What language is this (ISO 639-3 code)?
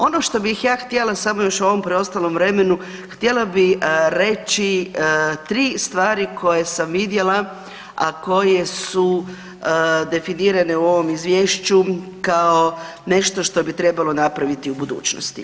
hrv